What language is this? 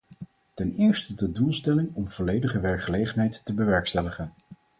Dutch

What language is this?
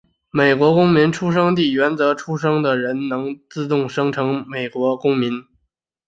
Chinese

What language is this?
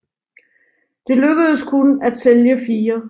Danish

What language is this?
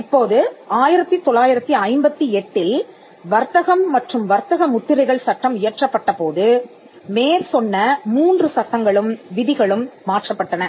Tamil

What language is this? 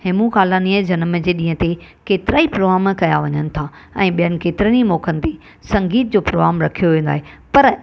Sindhi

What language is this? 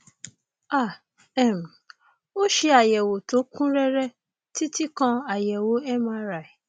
Yoruba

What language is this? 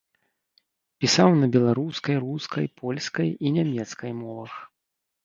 Belarusian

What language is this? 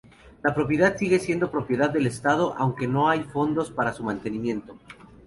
Spanish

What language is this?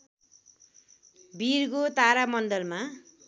Nepali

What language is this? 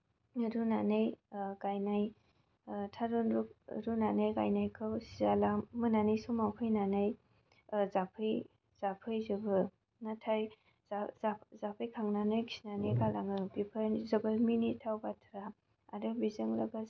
Bodo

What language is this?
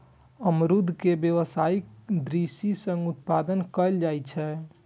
Maithili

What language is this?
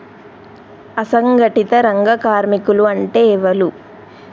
Telugu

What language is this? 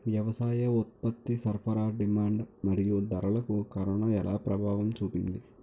Telugu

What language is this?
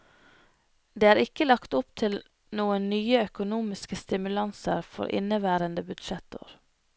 Norwegian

